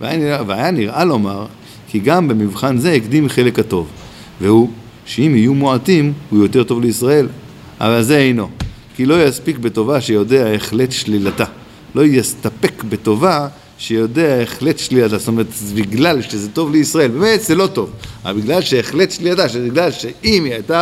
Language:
Hebrew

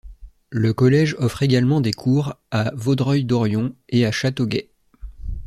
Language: French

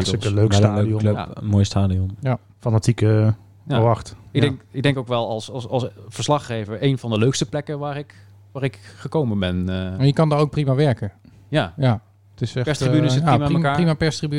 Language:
Dutch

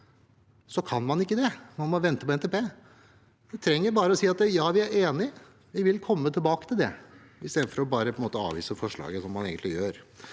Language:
Norwegian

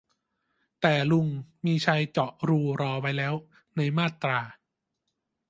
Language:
Thai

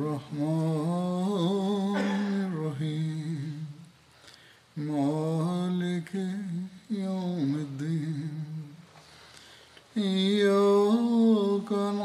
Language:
Bulgarian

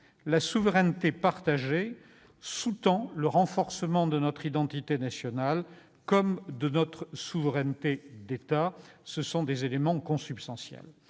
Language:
French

